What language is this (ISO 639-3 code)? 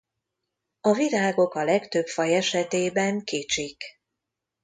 hun